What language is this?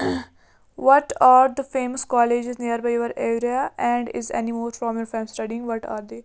Kashmiri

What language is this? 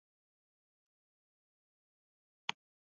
Uzbek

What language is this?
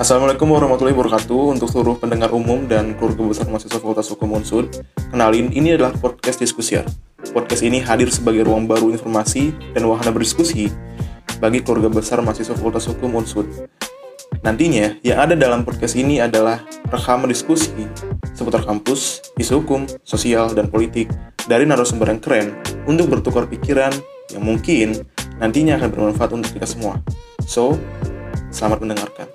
Indonesian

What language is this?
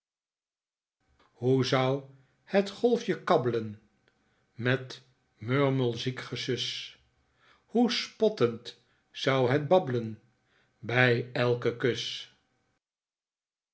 Dutch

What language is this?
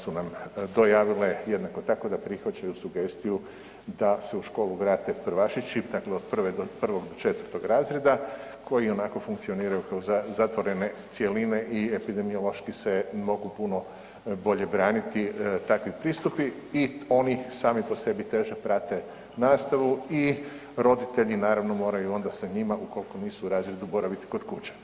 Croatian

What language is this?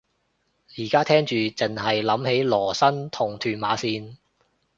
Cantonese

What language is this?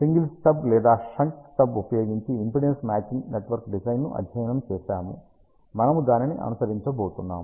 Telugu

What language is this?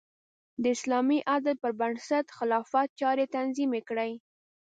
Pashto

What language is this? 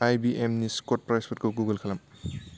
Bodo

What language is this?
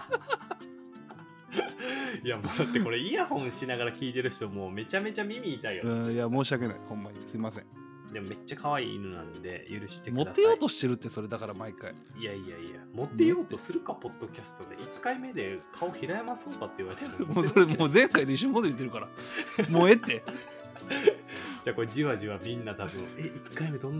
Japanese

